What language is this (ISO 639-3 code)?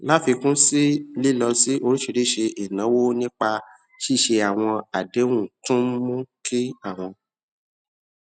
yor